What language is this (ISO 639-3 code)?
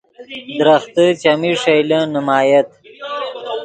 ydg